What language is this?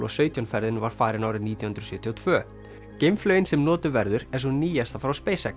Icelandic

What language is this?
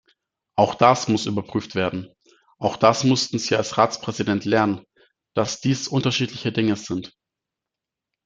German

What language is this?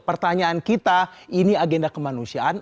Indonesian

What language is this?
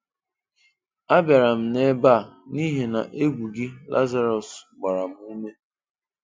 Igbo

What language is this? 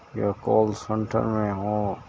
Urdu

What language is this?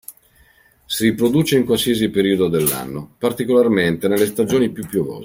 Italian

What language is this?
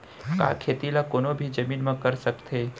Chhattisgarhi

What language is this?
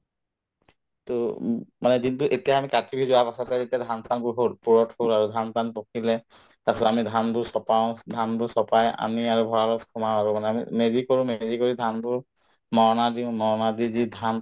Assamese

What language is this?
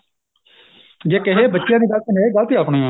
Punjabi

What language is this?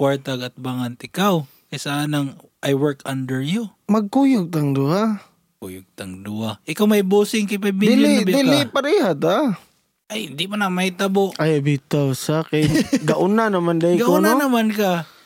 Filipino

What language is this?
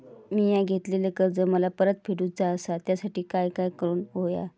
Marathi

